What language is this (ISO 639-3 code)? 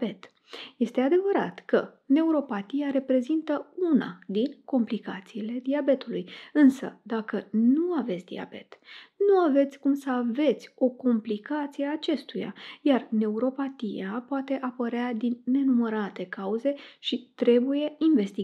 ron